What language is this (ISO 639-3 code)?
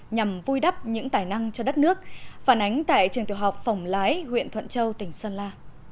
vie